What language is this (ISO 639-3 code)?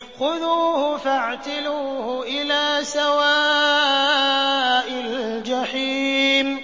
ara